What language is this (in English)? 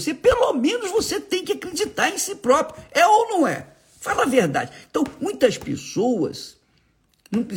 Portuguese